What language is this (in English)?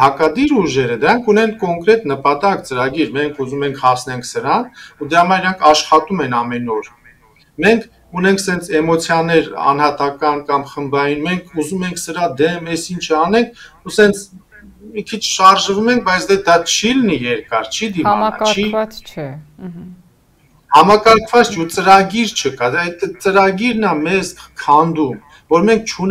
Romanian